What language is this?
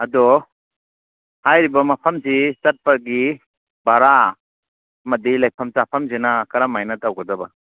Manipuri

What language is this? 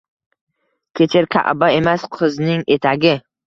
Uzbek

